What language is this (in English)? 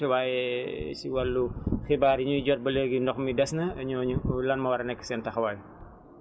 Wolof